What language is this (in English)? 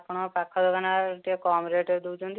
Odia